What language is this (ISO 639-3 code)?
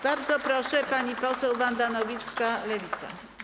pol